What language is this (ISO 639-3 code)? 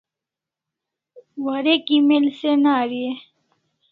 kls